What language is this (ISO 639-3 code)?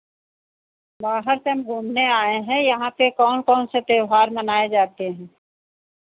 hin